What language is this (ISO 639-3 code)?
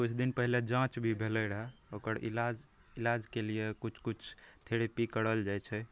mai